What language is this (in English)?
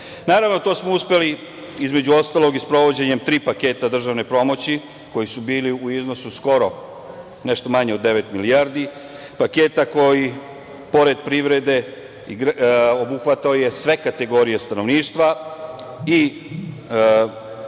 Serbian